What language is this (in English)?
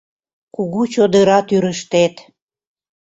Mari